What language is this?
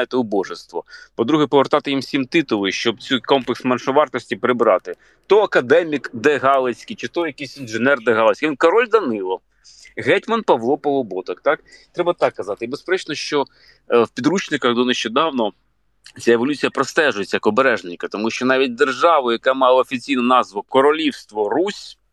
Ukrainian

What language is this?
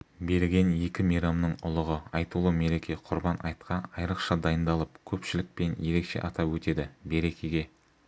Kazakh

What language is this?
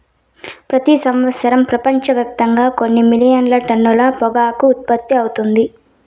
Telugu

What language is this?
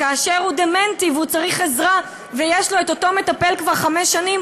Hebrew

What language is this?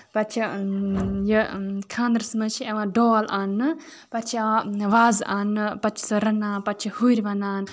Kashmiri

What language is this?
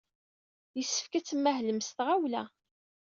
Kabyle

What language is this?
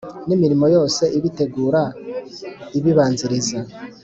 Kinyarwanda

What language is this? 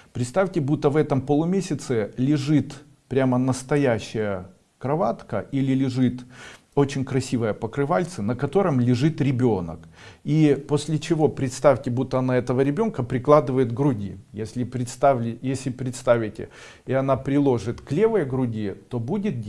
Russian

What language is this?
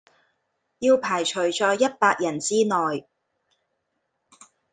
Chinese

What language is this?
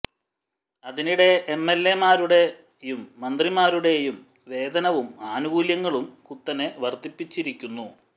Malayalam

